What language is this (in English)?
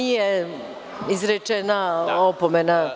Serbian